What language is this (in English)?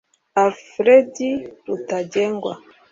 Kinyarwanda